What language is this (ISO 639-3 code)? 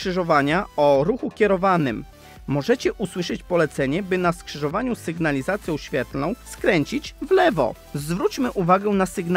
pol